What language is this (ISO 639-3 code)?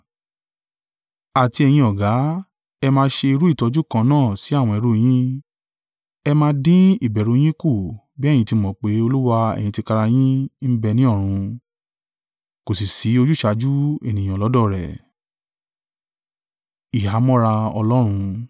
yor